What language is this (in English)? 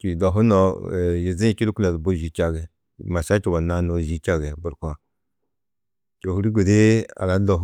Tedaga